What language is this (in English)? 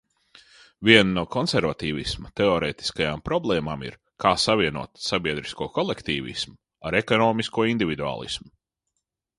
Latvian